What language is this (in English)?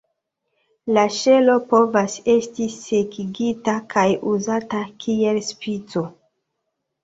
Esperanto